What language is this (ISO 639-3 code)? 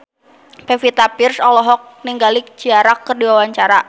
sun